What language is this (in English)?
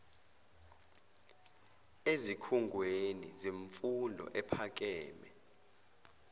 Zulu